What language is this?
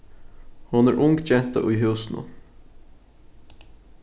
Faroese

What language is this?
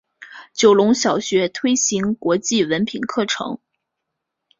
Chinese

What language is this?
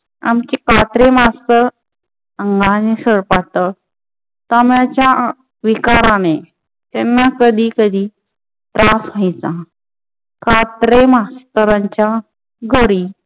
Marathi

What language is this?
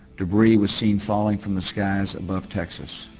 English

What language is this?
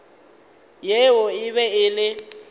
Northern Sotho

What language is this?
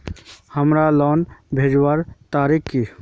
Magahi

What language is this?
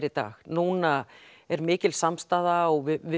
Icelandic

